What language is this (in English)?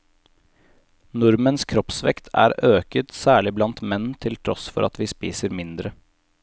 Norwegian